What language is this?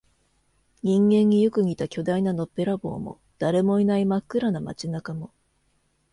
Japanese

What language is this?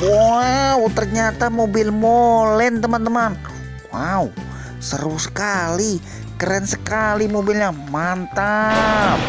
Indonesian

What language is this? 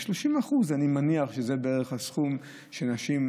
Hebrew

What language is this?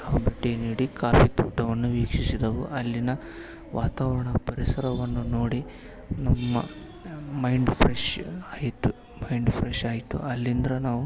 Kannada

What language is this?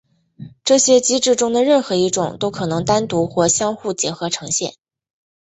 Chinese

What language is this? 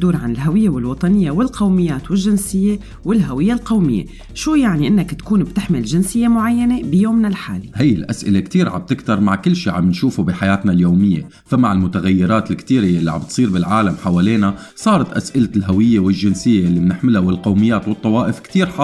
Arabic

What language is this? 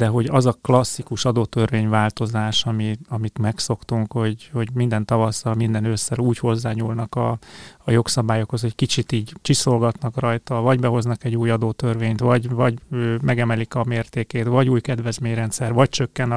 Hungarian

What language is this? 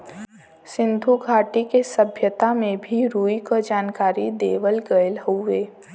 Bhojpuri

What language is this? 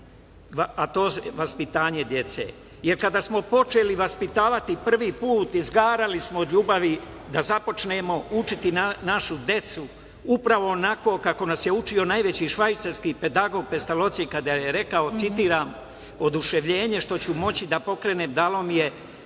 Serbian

